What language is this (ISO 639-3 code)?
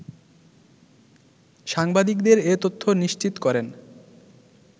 ben